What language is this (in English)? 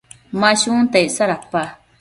Matsés